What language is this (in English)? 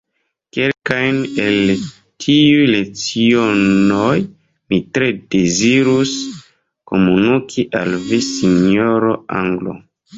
Esperanto